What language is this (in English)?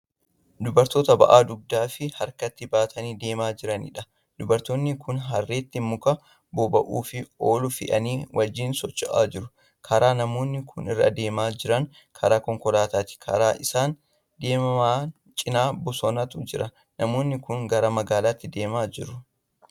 Oromo